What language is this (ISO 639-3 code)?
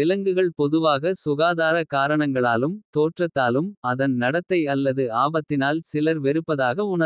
kfe